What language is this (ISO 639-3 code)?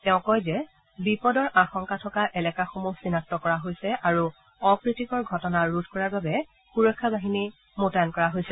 asm